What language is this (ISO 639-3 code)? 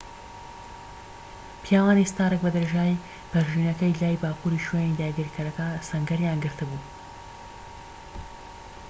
ckb